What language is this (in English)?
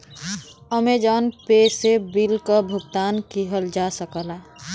Bhojpuri